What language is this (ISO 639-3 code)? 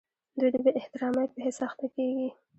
pus